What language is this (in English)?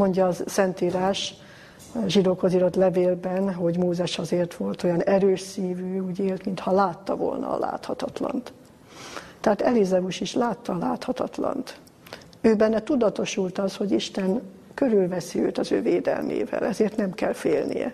Hungarian